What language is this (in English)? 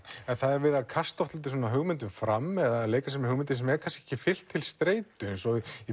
Icelandic